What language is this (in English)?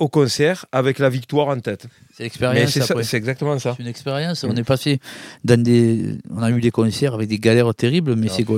French